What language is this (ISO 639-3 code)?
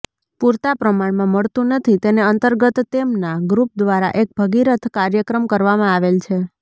guj